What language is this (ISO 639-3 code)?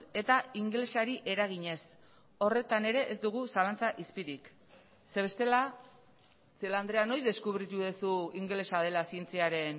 eus